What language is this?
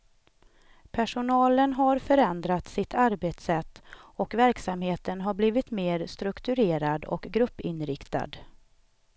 Swedish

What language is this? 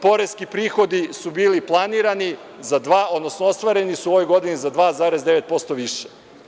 Serbian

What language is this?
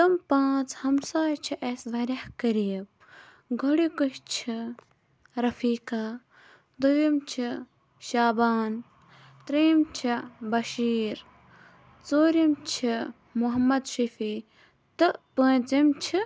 Kashmiri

